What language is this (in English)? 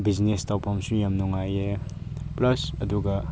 Manipuri